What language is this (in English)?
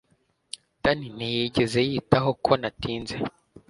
Kinyarwanda